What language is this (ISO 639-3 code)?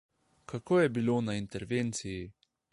slv